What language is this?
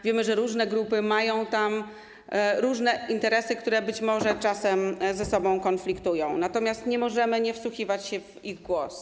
Polish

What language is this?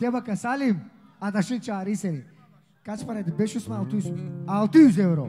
Turkish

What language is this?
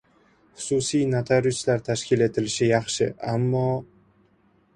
Uzbek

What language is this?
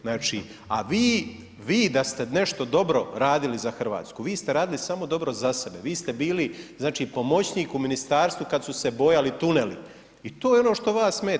Croatian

